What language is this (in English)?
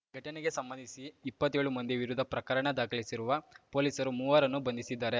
Kannada